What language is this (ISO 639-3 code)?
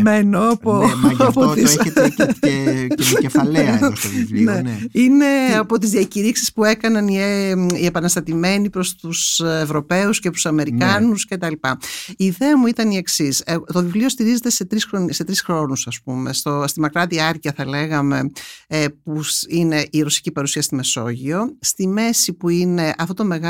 ell